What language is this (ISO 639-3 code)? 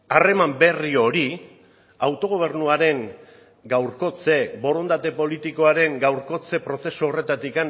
eus